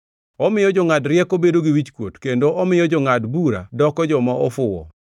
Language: Luo (Kenya and Tanzania)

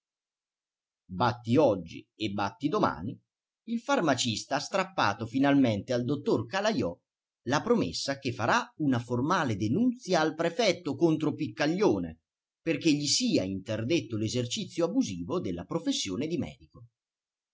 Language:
Italian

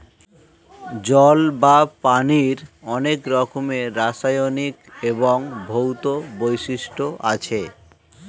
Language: Bangla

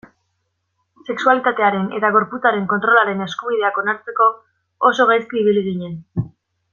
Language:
Basque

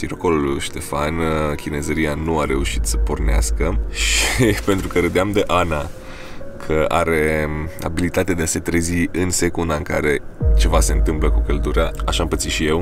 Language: Romanian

